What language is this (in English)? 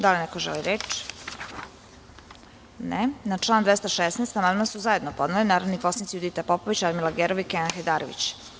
Serbian